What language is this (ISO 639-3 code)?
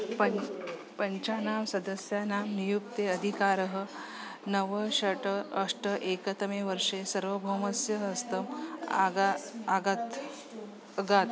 san